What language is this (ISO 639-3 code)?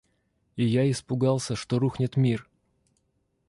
rus